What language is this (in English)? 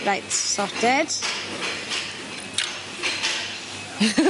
Welsh